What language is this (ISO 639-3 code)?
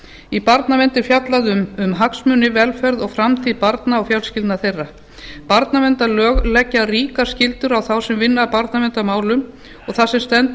isl